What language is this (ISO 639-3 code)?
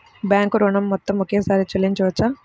tel